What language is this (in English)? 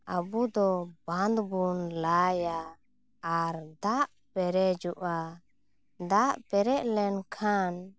Santali